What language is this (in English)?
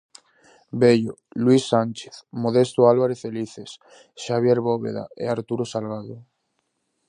Galician